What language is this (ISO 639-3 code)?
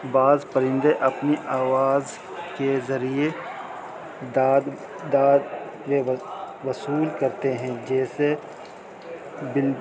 urd